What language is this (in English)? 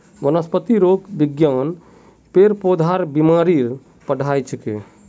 Magahi